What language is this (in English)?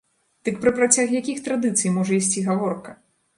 Belarusian